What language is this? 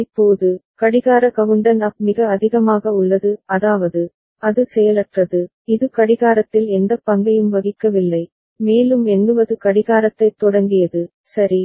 Tamil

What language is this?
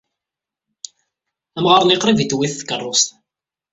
Kabyle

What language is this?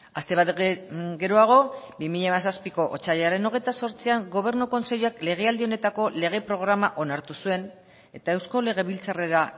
Basque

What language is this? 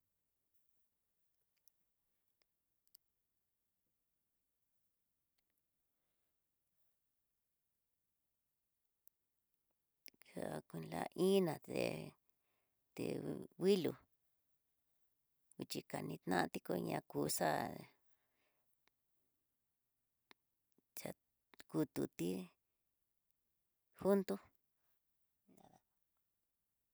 Tidaá Mixtec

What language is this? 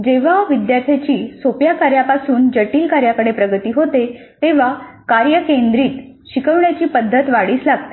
Marathi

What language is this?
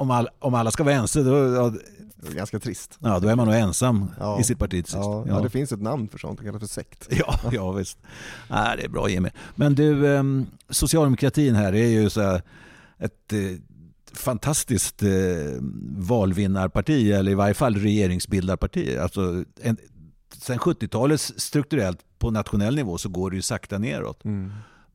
Swedish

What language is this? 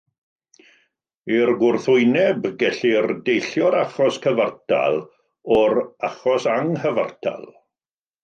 Welsh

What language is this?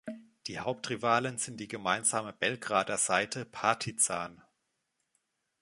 German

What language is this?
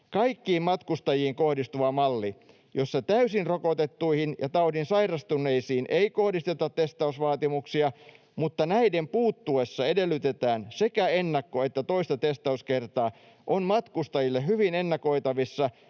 Finnish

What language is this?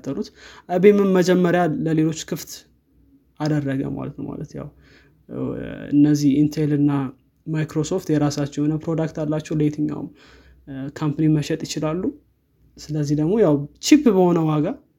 Amharic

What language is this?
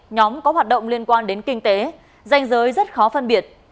Vietnamese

